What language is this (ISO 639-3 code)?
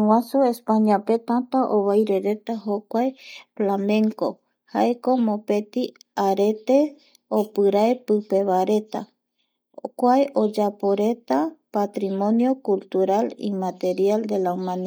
gui